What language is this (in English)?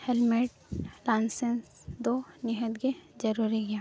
Santali